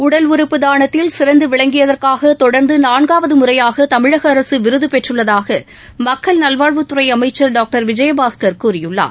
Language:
Tamil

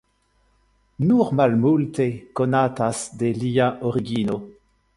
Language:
Esperanto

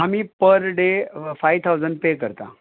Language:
Konkani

